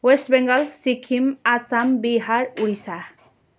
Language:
Nepali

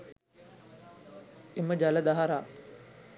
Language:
Sinhala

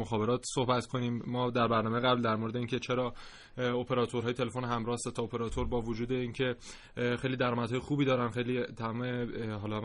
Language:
Persian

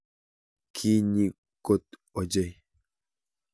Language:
Kalenjin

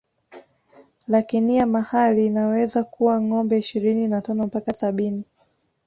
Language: Swahili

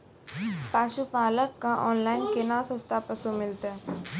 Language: Maithili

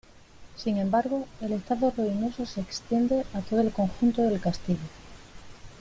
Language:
Spanish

